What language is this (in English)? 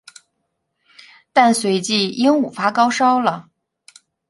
Chinese